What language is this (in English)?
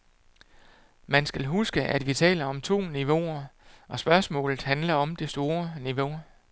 Danish